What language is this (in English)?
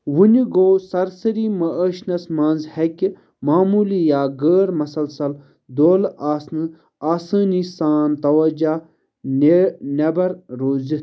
Kashmiri